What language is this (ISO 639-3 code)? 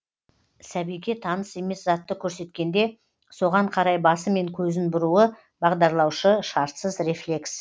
kaz